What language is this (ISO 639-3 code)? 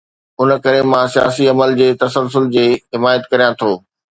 snd